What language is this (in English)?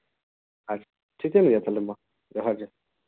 Santali